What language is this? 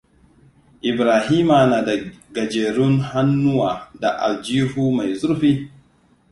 Hausa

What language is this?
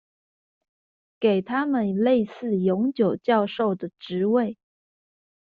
Chinese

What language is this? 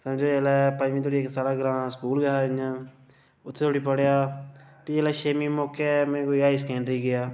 Dogri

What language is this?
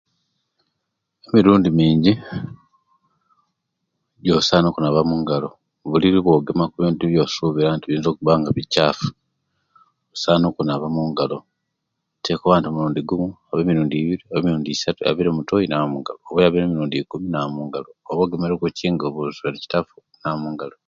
Kenyi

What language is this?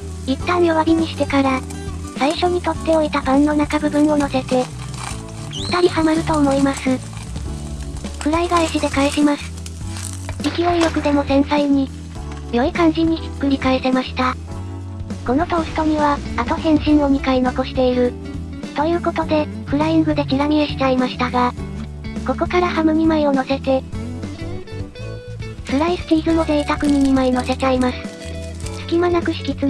Japanese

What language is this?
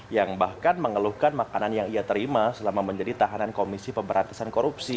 Indonesian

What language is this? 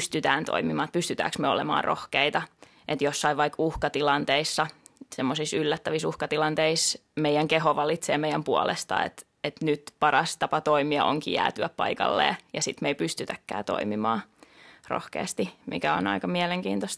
Finnish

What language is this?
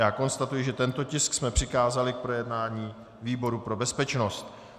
Czech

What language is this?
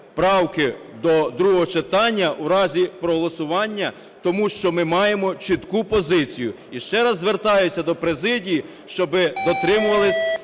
Ukrainian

